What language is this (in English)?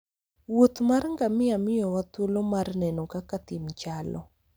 Luo (Kenya and Tanzania)